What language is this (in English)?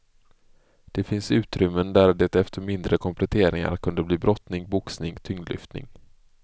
Swedish